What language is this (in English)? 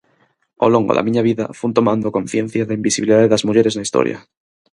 Galician